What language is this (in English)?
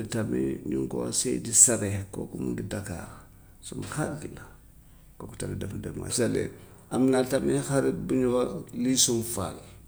Gambian Wolof